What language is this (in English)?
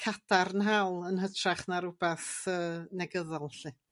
Welsh